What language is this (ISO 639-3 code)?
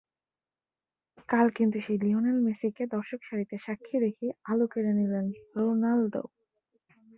ben